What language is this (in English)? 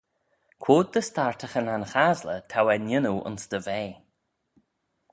Manx